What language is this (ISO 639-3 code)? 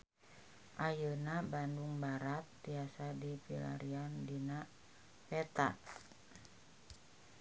sun